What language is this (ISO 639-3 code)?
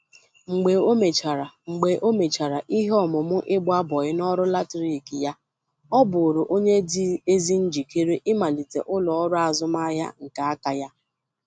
ibo